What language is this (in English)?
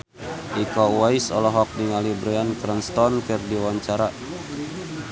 Sundanese